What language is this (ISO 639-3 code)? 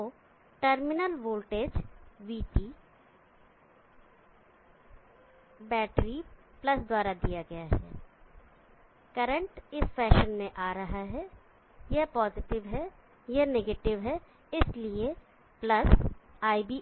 hin